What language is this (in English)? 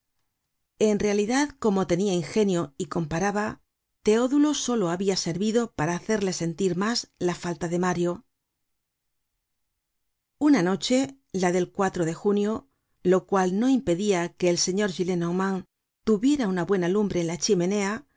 Spanish